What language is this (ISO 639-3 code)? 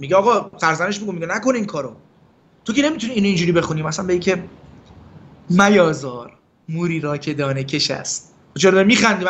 fas